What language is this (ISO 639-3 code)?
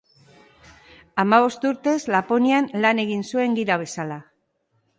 eus